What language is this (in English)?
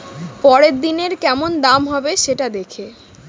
Bangla